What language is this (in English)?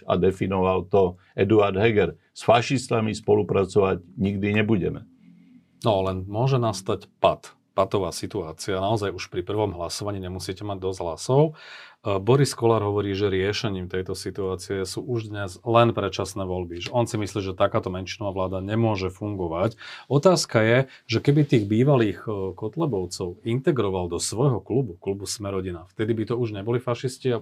Slovak